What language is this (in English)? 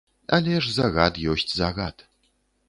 Belarusian